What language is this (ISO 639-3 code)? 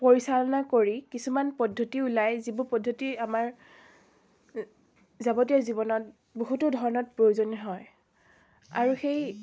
asm